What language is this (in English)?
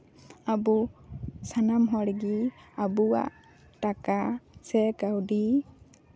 Santali